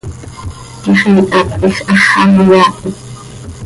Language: Seri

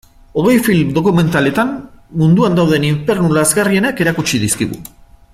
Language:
Basque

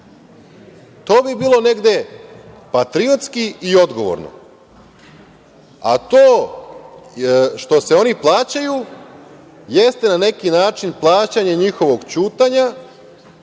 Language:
Serbian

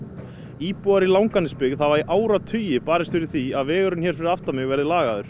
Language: Icelandic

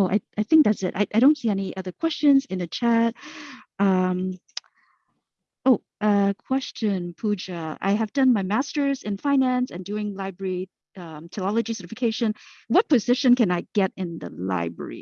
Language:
English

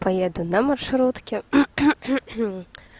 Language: Russian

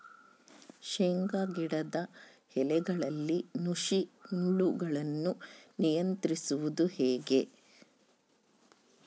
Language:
Kannada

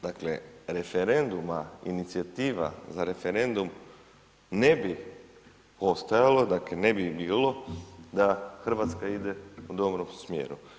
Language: Croatian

